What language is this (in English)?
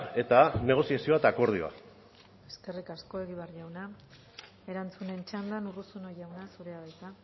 Basque